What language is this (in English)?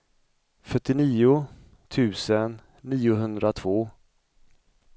Swedish